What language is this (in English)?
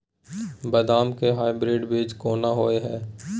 Maithili